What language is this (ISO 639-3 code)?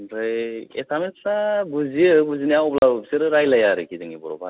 brx